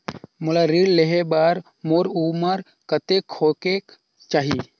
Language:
Chhattisgarhi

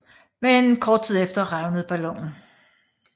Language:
Danish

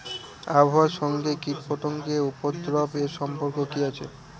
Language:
Bangla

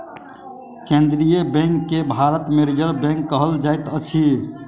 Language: Maithili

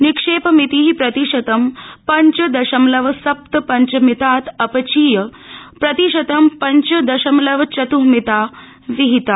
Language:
Sanskrit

